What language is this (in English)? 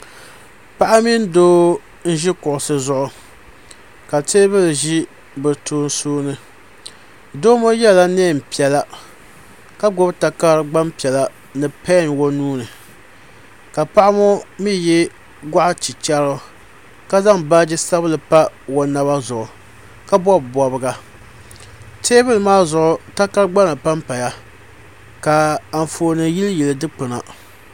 Dagbani